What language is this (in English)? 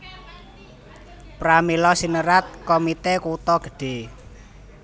Javanese